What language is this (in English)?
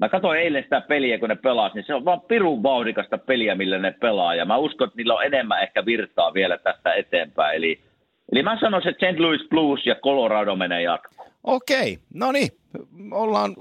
Finnish